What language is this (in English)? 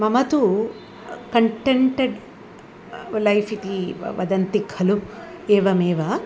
Sanskrit